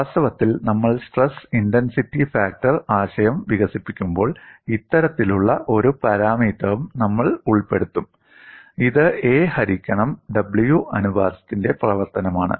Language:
Malayalam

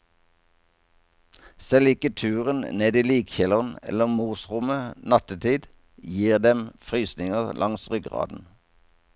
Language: Norwegian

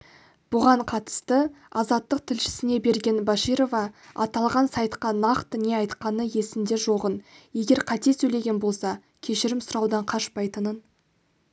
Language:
Kazakh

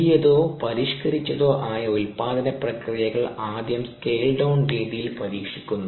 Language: Malayalam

